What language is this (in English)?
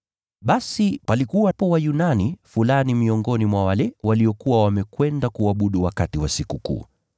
Swahili